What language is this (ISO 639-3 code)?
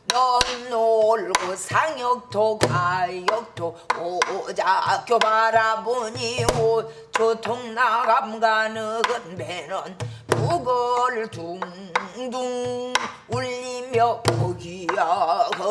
kor